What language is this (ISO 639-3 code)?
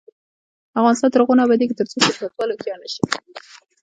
pus